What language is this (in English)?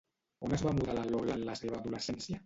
Catalan